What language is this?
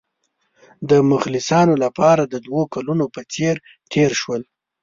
Pashto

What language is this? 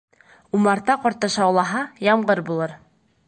Bashkir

